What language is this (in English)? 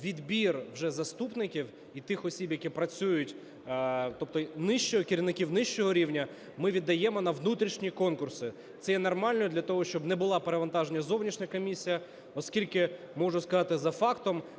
Ukrainian